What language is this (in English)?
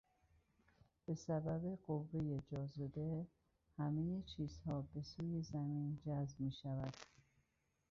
Persian